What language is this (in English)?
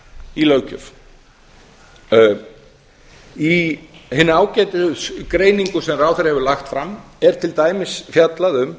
Icelandic